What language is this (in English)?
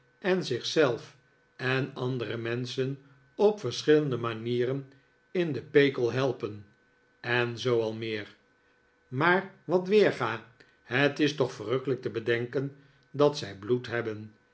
Dutch